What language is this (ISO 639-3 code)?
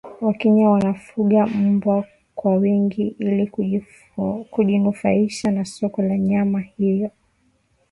swa